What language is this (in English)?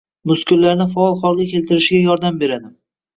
Uzbek